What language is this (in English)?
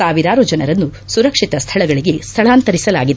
Kannada